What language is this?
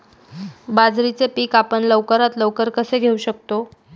Marathi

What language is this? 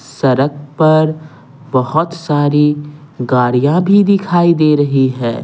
Hindi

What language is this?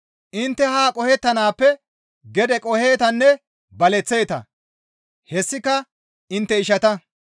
Gamo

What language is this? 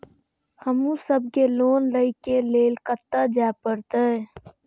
Maithili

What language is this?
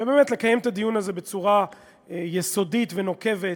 Hebrew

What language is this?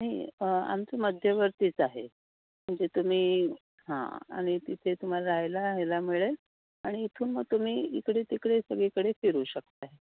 Marathi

